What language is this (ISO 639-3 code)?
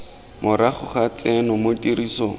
tsn